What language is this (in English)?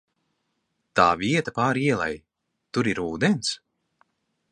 Latvian